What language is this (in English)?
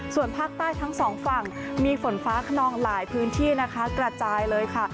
Thai